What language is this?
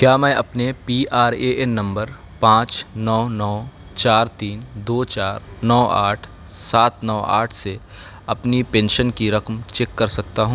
Urdu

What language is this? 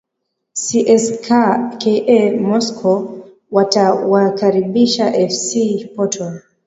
Swahili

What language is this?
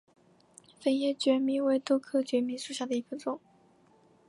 Chinese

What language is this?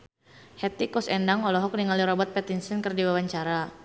Sundanese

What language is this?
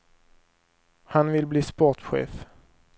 Swedish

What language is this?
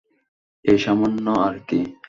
Bangla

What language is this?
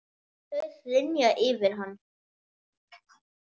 Icelandic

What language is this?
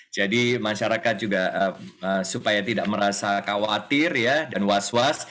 Indonesian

